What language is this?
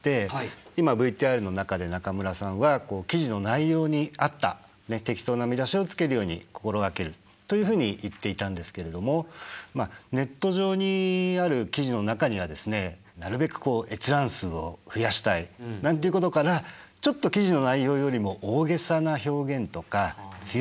Japanese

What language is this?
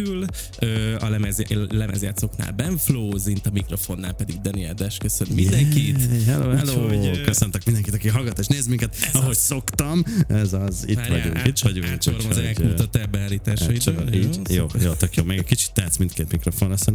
Hungarian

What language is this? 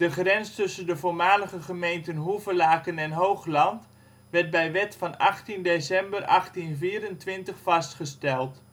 Dutch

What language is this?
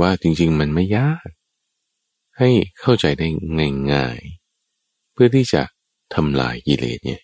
Thai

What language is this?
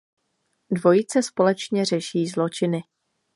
Czech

